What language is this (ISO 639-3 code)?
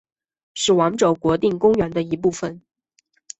zho